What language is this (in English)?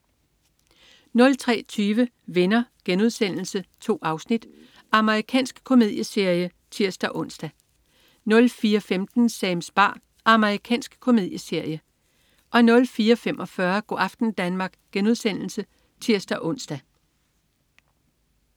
Danish